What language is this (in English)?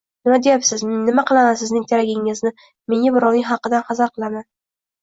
Uzbek